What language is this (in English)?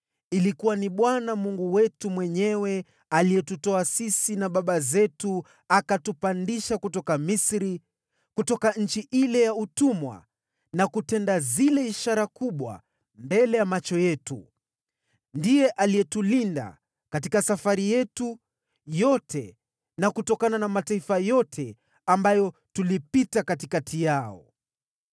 Swahili